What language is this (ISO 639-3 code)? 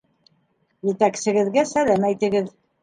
bak